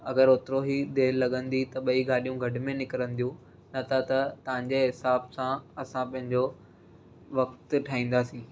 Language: Sindhi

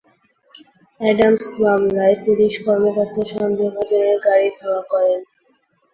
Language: Bangla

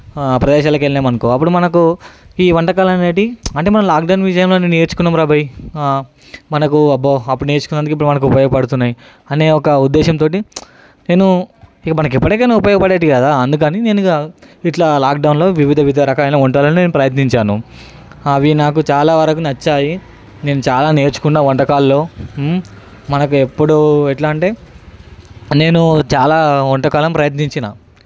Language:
Telugu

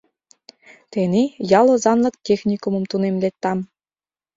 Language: Mari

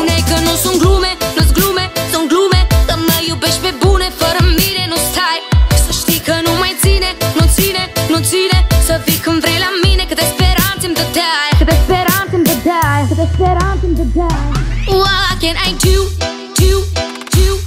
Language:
Romanian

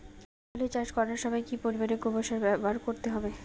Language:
Bangla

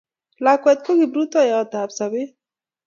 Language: Kalenjin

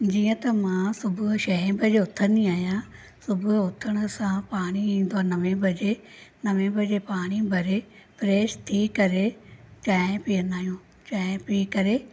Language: Sindhi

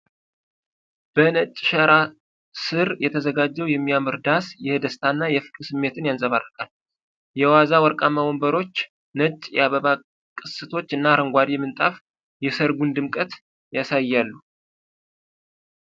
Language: Amharic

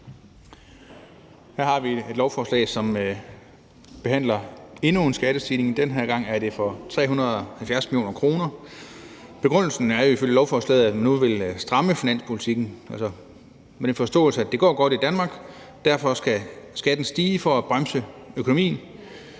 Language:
Danish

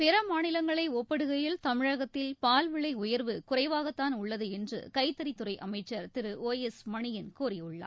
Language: Tamil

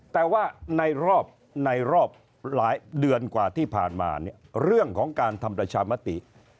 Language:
Thai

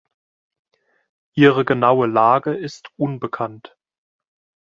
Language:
German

